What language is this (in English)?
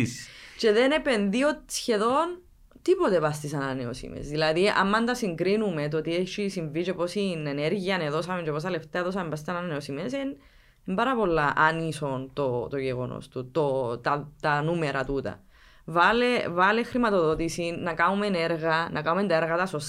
Greek